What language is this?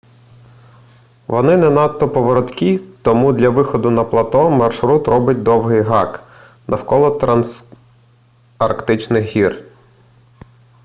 Ukrainian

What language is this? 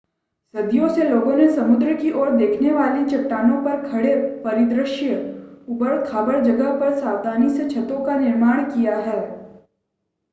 Hindi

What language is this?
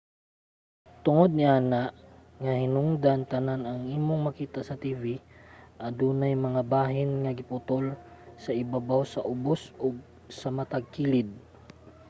Cebuano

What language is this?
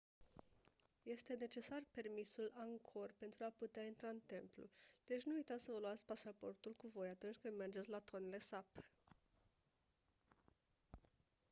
Romanian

